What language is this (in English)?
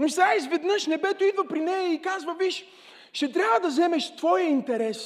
Bulgarian